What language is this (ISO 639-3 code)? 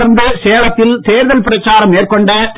tam